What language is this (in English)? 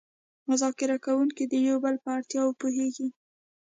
Pashto